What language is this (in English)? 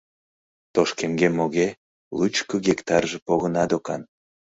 Mari